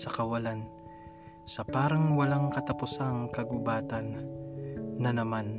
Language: Filipino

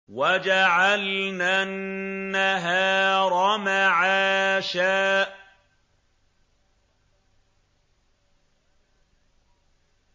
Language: Arabic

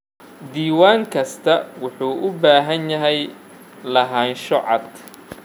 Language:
Somali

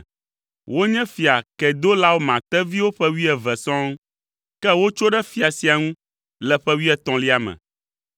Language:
Ewe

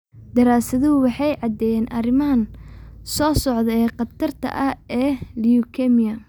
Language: Somali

